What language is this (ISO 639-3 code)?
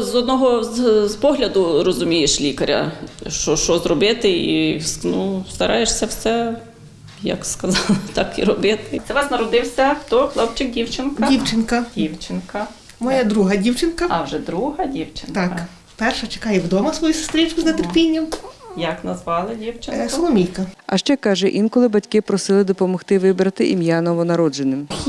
ukr